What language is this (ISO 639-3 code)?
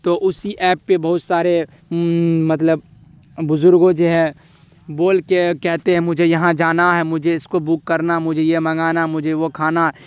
urd